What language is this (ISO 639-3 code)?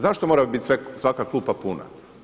hrv